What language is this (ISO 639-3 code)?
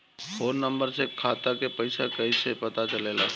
bho